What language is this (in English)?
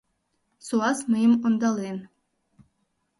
Mari